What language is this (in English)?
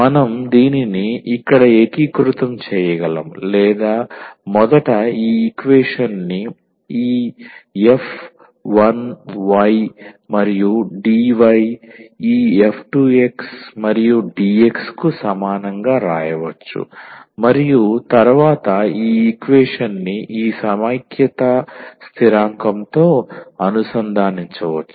Telugu